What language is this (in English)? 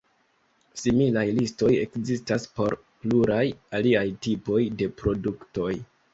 Esperanto